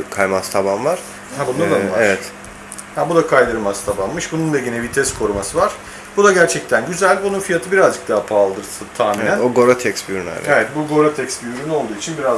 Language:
Turkish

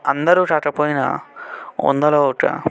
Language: Telugu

